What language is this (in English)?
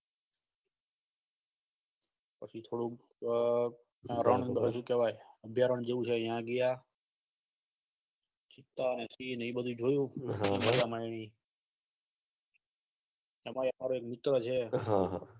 Gujarati